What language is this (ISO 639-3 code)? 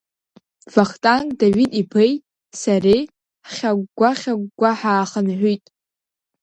abk